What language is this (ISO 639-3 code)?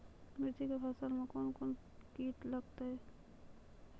mai